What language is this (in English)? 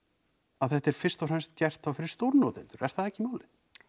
Icelandic